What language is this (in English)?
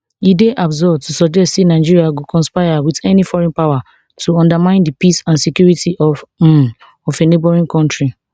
Nigerian Pidgin